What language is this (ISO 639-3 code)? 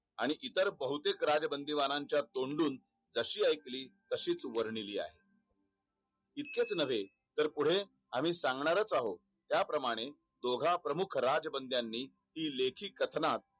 mar